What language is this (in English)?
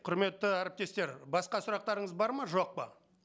Kazakh